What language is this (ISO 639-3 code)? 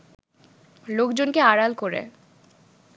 ben